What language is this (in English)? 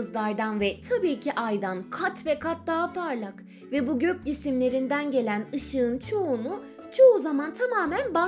Turkish